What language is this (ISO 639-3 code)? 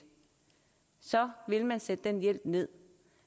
dan